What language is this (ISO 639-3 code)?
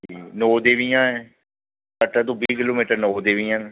doi